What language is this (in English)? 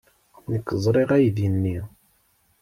Kabyle